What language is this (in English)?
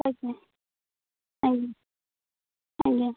Odia